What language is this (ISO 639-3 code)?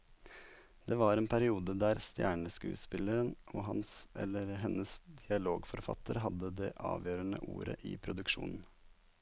nor